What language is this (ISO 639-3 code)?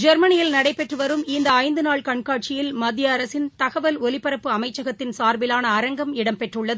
tam